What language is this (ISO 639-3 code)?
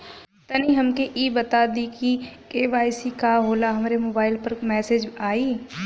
bho